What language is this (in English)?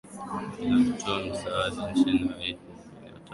Swahili